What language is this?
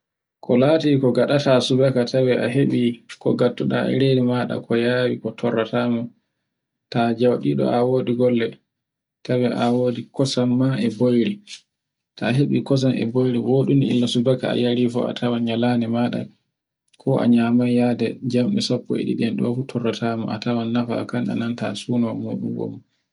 Borgu Fulfulde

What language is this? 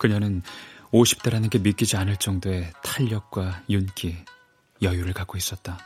Korean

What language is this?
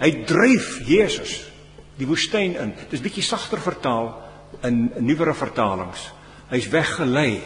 Dutch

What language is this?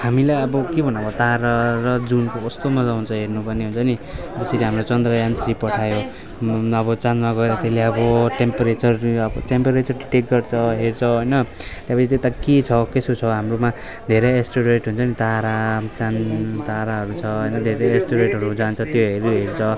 Nepali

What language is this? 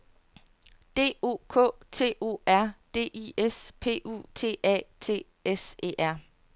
Danish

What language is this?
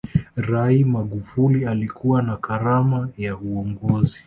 Swahili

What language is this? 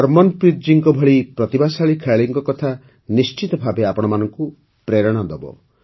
Odia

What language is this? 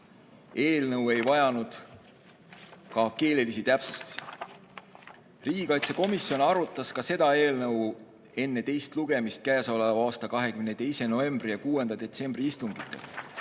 Estonian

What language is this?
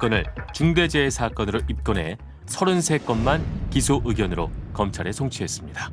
Korean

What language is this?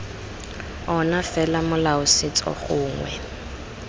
Tswana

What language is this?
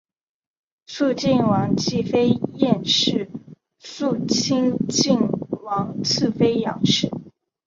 Chinese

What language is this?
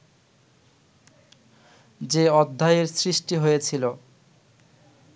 Bangla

